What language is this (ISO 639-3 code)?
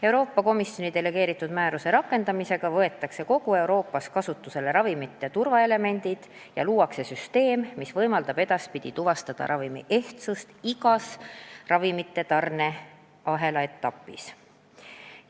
est